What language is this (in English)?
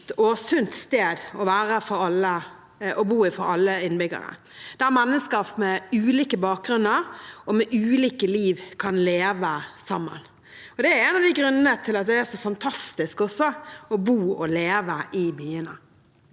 Norwegian